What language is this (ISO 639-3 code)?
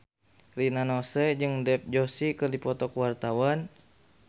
sun